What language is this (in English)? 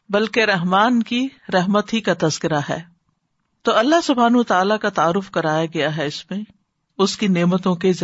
Urdu